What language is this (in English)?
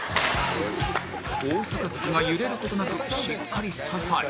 Japanese